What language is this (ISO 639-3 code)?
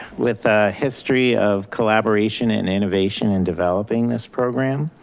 eng